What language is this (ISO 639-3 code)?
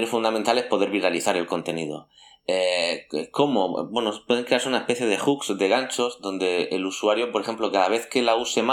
spa